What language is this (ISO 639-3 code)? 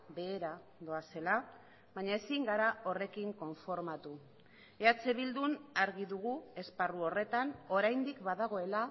eus